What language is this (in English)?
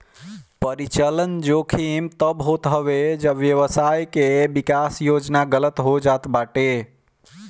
Bhojpuri